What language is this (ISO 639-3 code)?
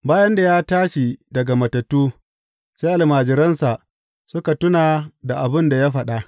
hau